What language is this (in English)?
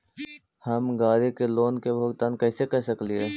Magahi